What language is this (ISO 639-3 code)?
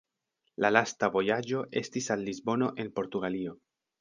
epo